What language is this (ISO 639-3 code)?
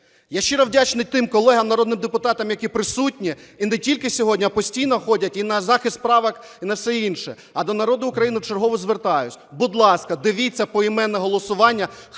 ukr